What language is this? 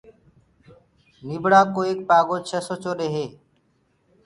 Gurgula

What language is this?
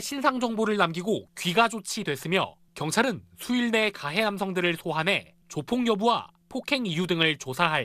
Korean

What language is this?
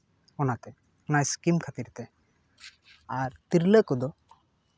Santali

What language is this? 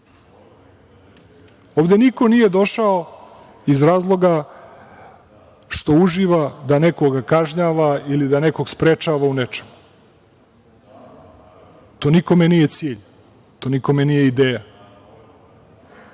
Serbian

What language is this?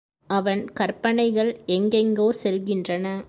Tamil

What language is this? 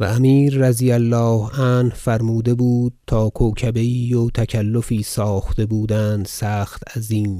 Persian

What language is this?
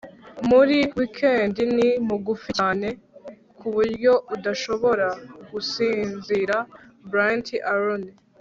Kinyarwanda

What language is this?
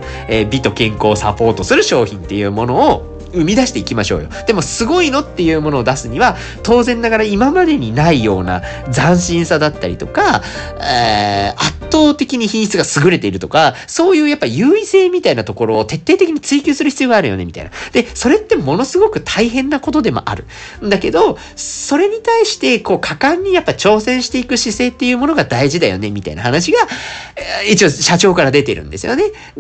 Japanese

